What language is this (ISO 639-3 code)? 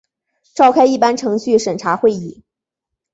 zho